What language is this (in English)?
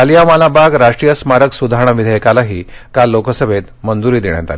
Marathi